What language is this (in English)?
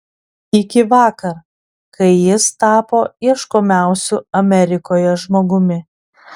Lithuanian